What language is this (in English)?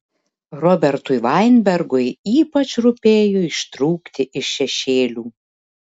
Lithuanian